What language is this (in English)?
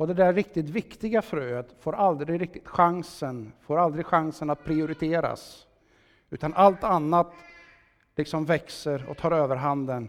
Swedish